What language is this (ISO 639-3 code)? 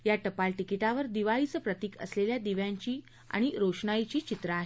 mar